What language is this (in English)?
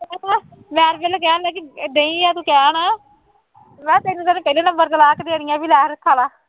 Punjabi